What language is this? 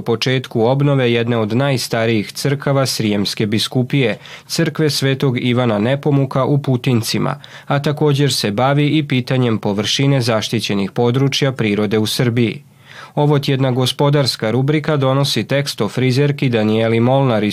Croatian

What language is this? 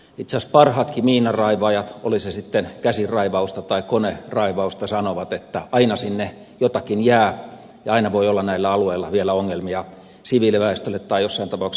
Finnish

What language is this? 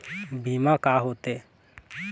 Chhattisgarhi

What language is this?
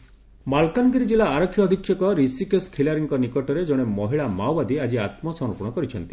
Odia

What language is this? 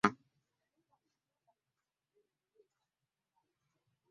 Ganda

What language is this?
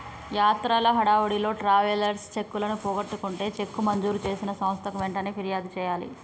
Telugu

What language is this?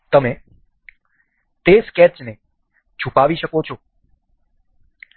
Gujarati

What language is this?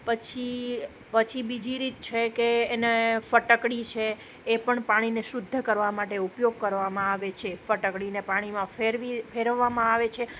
Gujarati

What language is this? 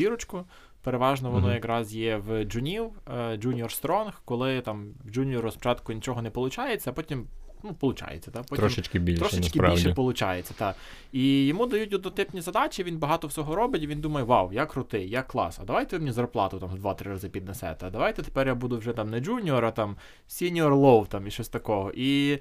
Ukrainian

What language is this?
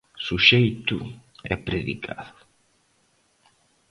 Galician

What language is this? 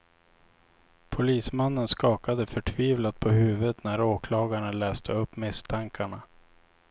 Swedish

